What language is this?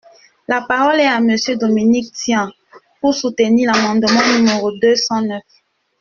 French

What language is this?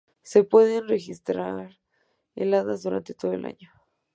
Spanish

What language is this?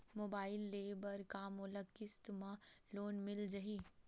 Chhattisgarhi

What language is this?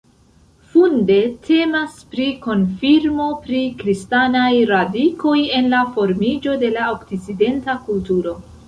Esperanto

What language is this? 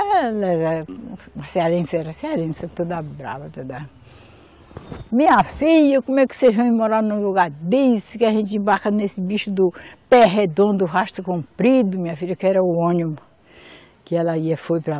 Portuguese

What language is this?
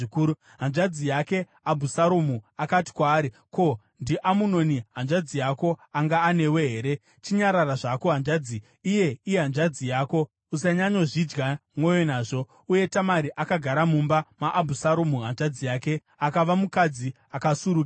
Shona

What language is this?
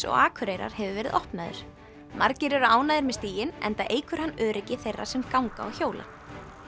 Icelandic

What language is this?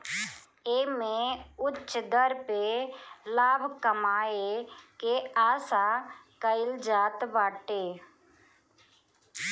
Bhojpuri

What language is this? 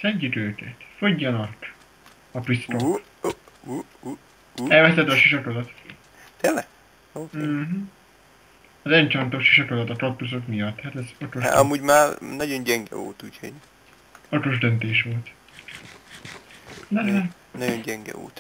Hungarian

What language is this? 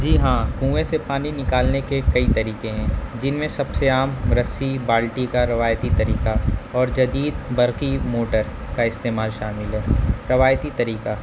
Urdu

